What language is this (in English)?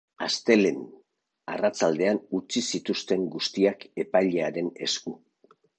Basque